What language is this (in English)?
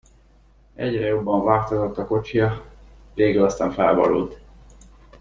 Hungarian